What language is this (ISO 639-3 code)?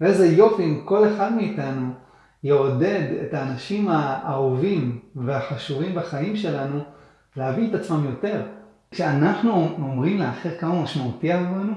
heb